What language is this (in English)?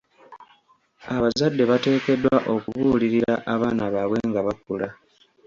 Ganda